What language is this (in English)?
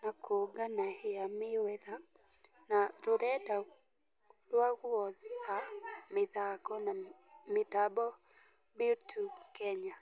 Kikuyu